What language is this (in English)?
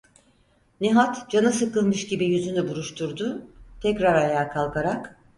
Turkish